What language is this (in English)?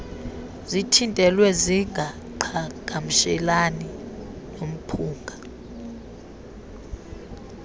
Xhosa